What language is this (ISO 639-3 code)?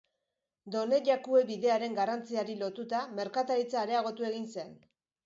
eus